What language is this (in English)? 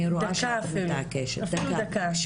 Hebrew